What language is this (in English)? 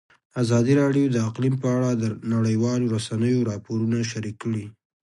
Pashto